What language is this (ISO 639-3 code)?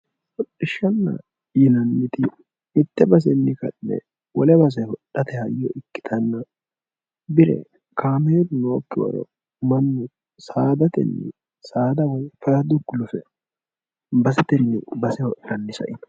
sid